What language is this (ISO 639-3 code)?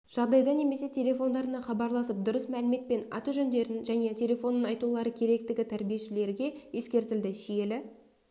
kaz